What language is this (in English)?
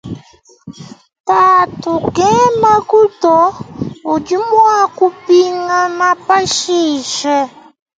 Luba-Lulua